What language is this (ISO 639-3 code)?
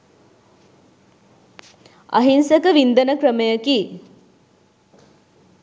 sin